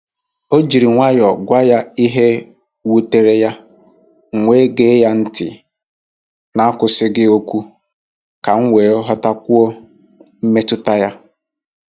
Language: Igbo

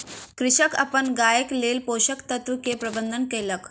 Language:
Maithili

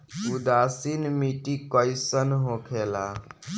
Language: Bhojpuri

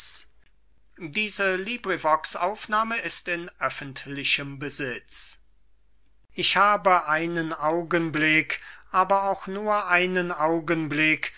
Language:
German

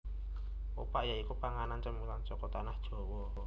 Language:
Javanese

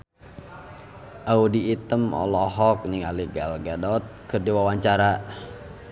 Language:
Sundanese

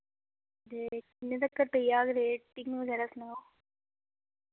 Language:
Dogri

